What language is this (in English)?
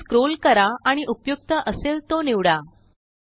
Marathi